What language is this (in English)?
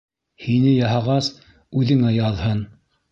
Bashkir